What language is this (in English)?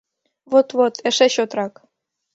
Mari